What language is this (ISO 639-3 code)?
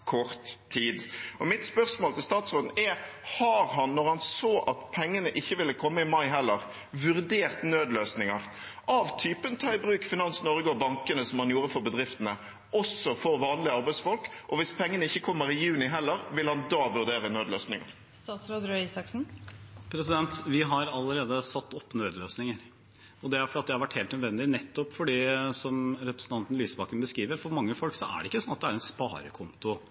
nob